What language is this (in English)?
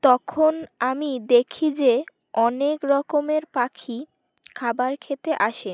Bangla